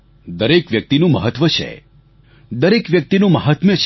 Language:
Gujarati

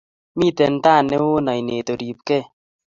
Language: Kalenjin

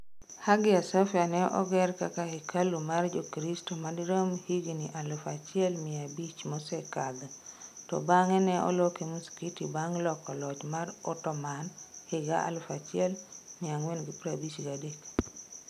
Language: Luo (Kenya and Tanzania)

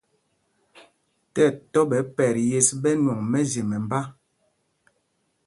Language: Mpumpong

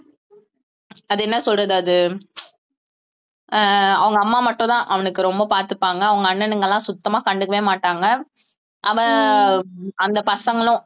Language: Tamil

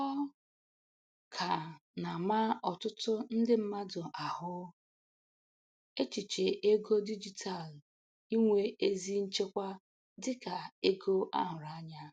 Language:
Igbo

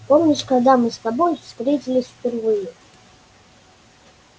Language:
Russian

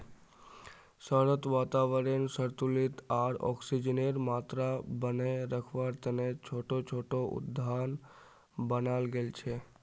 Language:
Magahi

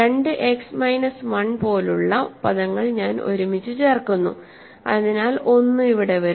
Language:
Malayalam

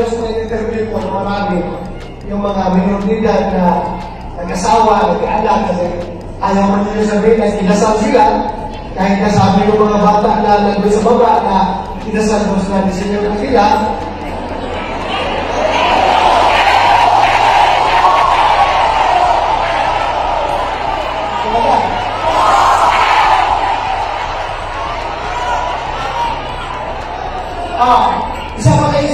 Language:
Filipino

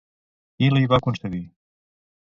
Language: Catalan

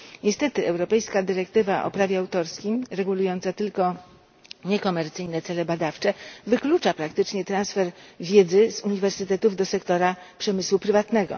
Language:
Polish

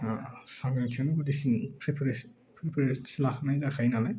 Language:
Bodo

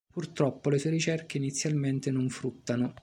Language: Italian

